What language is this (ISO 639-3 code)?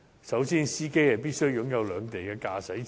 yue